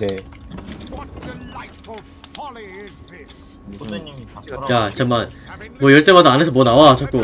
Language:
Korean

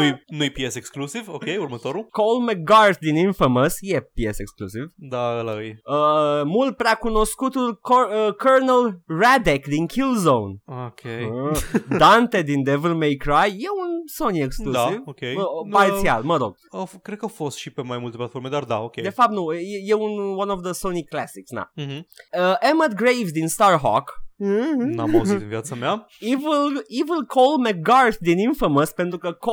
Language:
Romanian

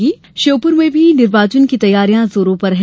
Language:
Hindi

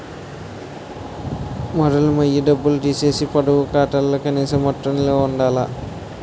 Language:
Telugu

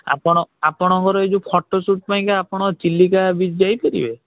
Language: Odia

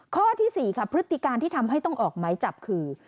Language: Thai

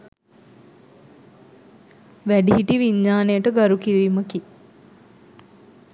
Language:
Sinhala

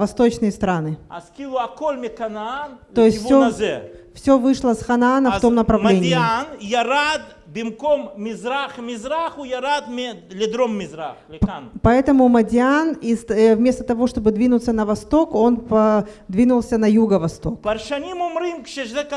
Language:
Russian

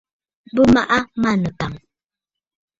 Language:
Bafut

